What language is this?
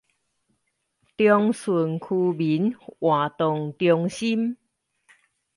Chinese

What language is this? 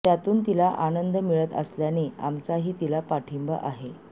Marathi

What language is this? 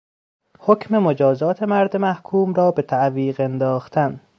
Persian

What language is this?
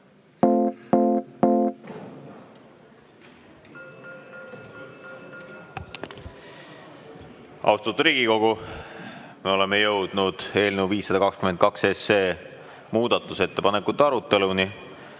Estonian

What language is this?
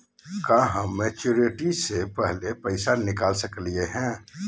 Magahi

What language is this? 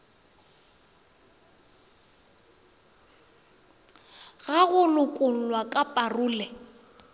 Northern Sotho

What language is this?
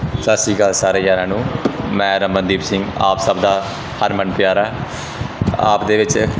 Punjabi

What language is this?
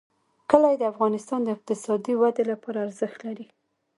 Pashto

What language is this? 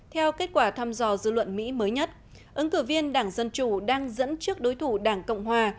Vietnamese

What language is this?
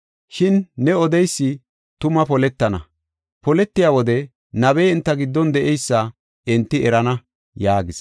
Gofa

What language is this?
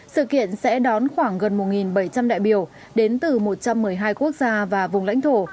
Vietnamese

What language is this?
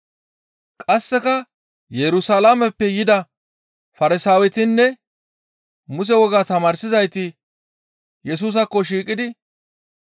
Gamo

